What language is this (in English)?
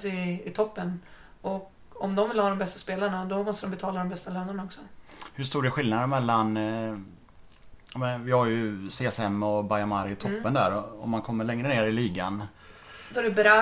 Swedish